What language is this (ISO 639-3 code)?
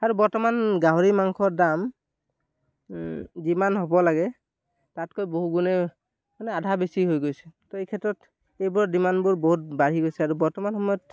asm